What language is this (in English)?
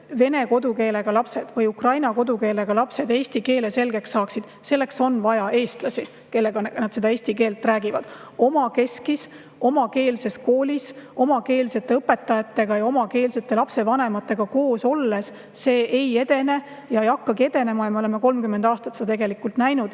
Estonian